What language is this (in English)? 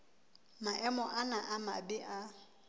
Southern Sotho